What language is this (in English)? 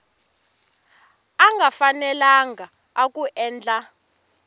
Tsonga